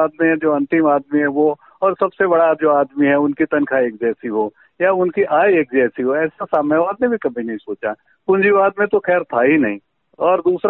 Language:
Hindi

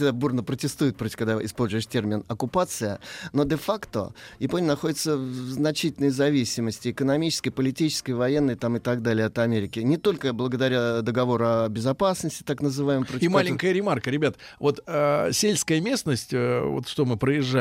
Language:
Russian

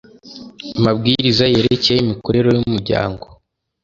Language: Kinyarwanda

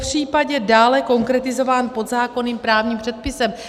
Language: Czech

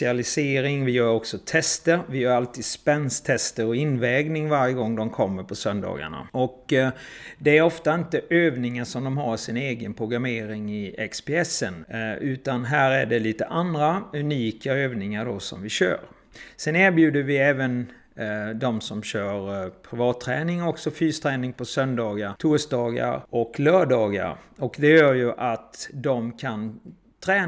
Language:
Swedish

